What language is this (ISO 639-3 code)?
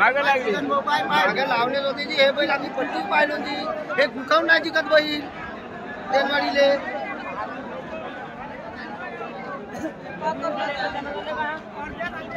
mar